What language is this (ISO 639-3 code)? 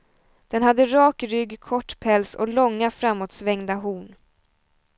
swe